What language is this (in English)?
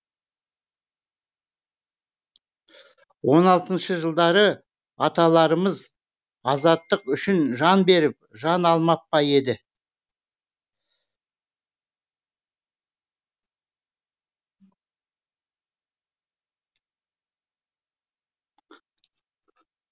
Kazakh